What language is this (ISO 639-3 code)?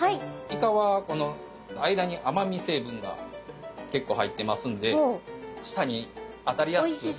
jpn